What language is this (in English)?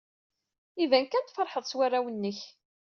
Kabyle